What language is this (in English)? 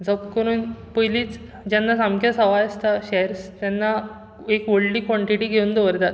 Konkani